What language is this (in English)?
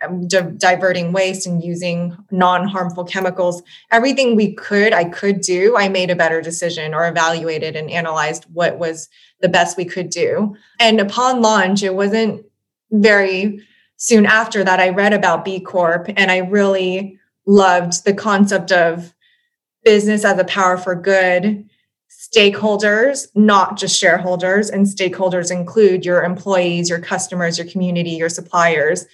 English